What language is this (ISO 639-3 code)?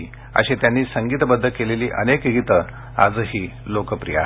mar